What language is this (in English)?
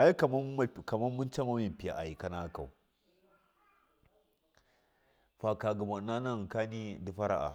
Miya